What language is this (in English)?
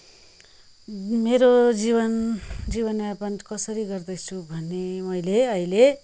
Nepali